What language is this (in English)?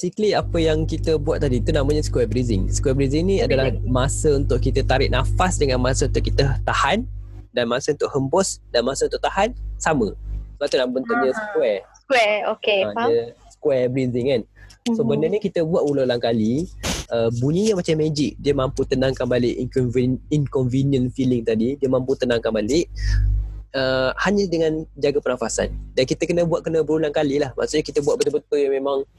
Malay